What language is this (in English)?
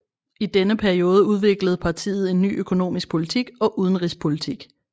Danish